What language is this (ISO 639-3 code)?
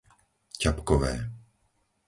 slk